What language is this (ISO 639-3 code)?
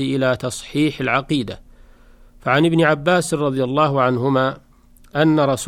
ara